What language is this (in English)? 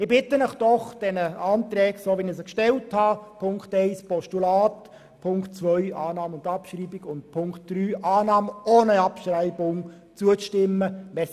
Swiss German